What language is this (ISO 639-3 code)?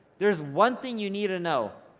eng